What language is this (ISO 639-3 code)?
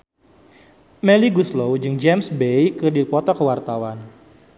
sun